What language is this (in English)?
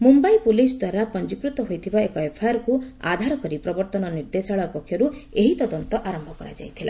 Odia